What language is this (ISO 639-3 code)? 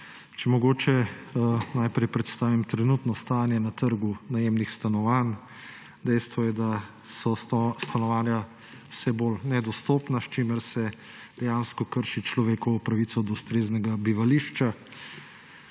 slv